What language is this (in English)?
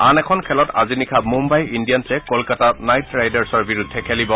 Assamese